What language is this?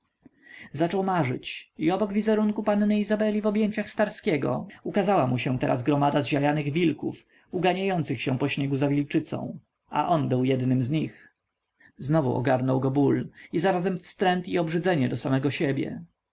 Polish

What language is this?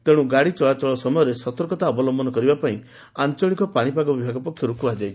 Odia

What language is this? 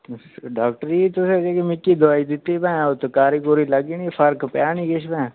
Dogri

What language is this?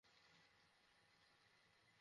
Bangla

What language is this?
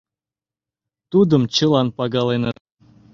Mari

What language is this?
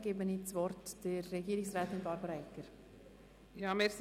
Swiss German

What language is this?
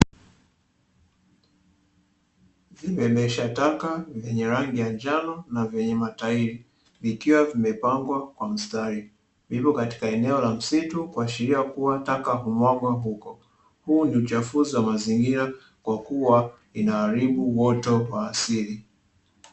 Swahili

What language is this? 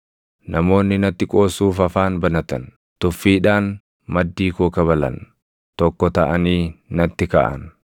Oromo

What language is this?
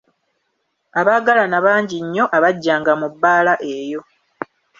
Ganda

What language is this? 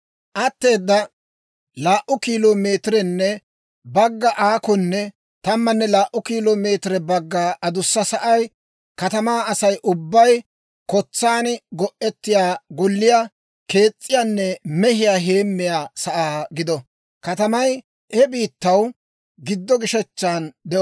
Dawro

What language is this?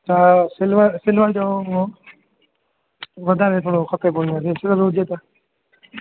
Sindhi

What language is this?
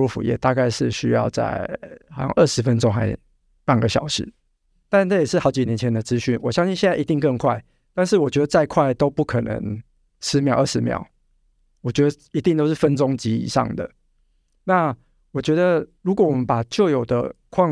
Chinese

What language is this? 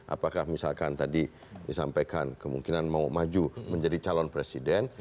Indonesian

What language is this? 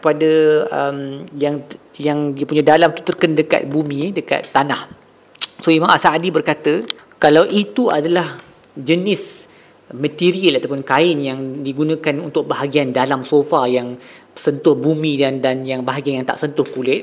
Malay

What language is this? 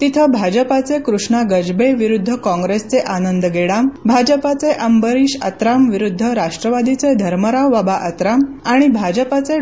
Marathi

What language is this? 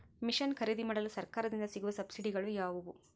Kannada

